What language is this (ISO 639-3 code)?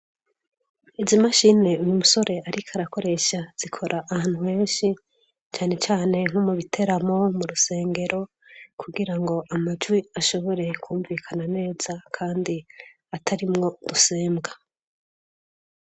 run